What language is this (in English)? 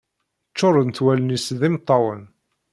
Kabyle